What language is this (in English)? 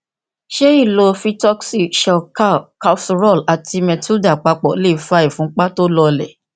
Yoruba